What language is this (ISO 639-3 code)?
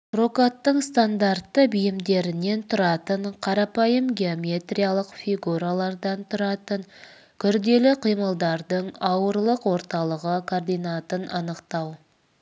kaz